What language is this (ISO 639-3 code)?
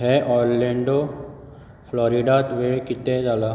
kok